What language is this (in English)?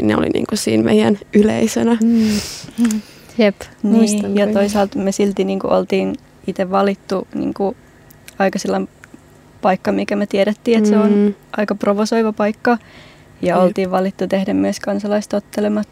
Finnish